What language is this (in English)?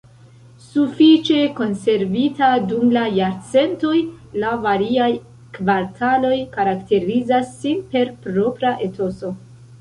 Esperanto